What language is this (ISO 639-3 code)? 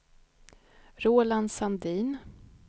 swe